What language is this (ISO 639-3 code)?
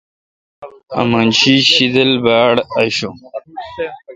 xka